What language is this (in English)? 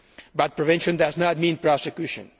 English